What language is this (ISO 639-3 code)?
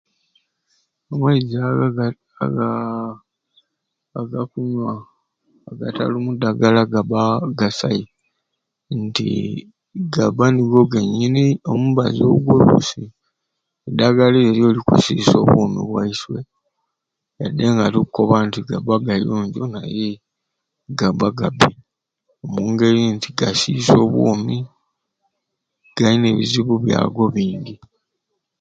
ruc